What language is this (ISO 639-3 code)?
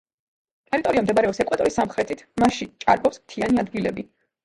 kat